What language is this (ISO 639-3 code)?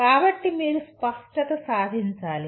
tel